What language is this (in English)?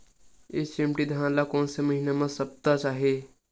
Chhattisgarhi